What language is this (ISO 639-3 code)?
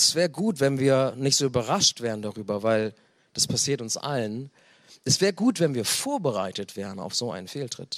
deu